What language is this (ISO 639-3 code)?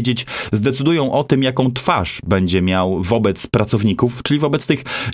pol